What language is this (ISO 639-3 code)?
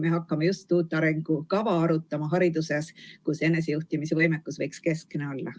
est